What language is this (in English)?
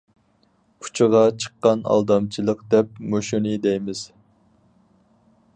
Uyghur